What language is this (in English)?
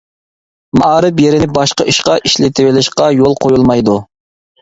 Uyghur